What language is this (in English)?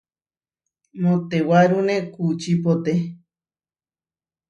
Huarijio